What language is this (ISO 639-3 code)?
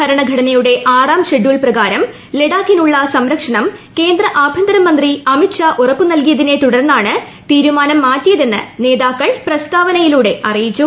mal